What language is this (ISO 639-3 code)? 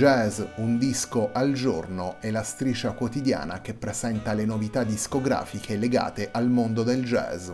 ita